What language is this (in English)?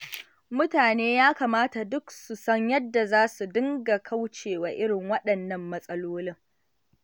Hausa